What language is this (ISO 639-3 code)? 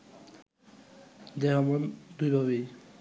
ben